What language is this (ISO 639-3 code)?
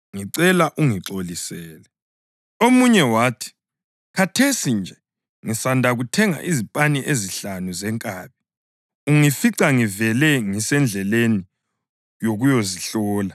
nde